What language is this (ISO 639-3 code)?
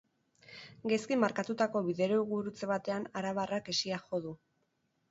eus